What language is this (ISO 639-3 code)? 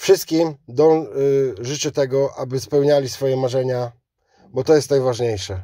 pol